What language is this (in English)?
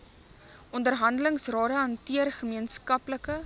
Afrikaans